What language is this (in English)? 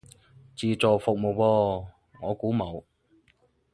Cantonese